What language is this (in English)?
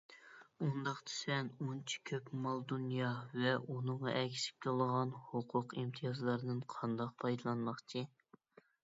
Uyghur